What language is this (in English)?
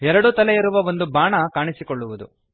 Kannada